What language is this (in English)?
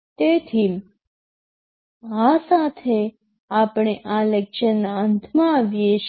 Gujarati